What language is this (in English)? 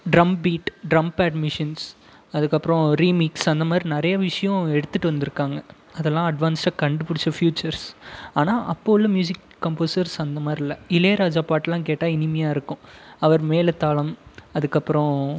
Tamil